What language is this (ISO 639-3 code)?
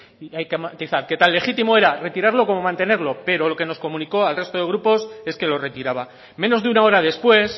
spa